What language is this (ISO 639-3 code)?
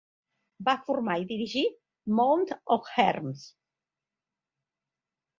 cat